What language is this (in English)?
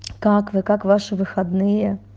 Russian